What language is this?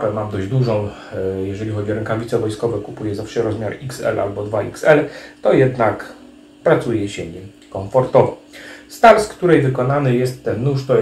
Polish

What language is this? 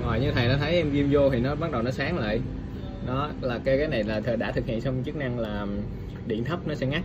Vietnamese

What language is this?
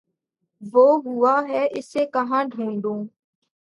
Urdu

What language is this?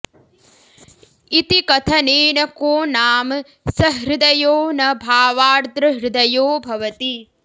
Sanskrit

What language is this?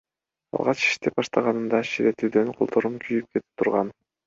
Kyrgyz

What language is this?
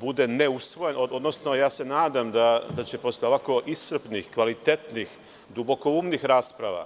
Serbian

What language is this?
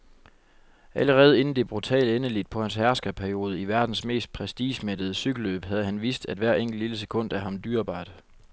Danish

